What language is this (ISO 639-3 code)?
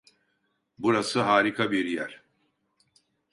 tur